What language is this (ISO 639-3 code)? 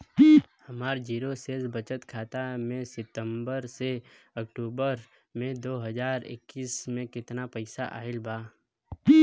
bho